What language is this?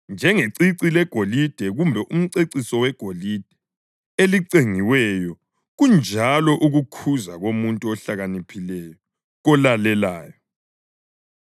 North Ndebele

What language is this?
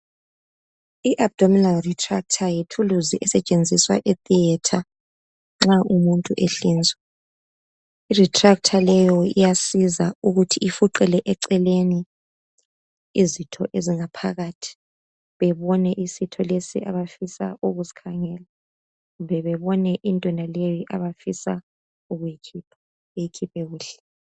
North Ndebele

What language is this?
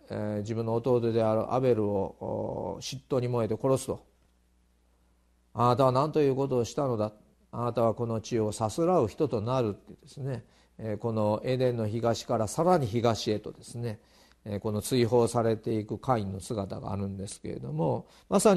Japanese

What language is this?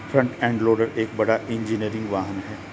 Hindi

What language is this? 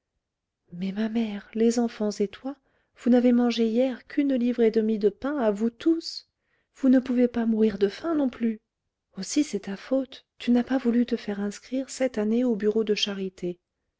French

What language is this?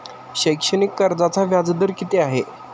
Marathi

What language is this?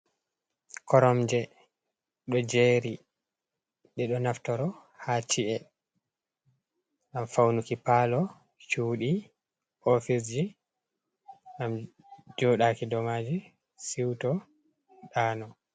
Fula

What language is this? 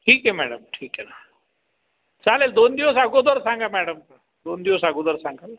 Marathi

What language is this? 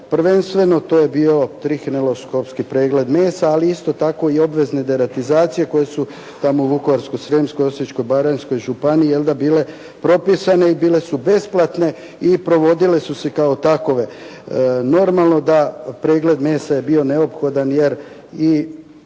Croatian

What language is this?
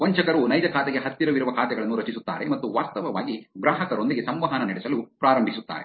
Kannada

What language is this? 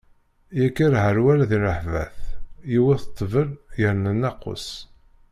Kabyle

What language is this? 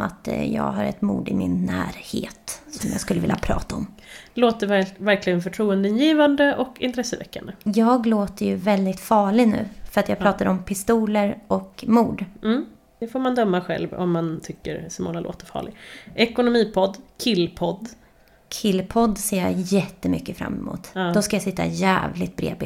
Swedish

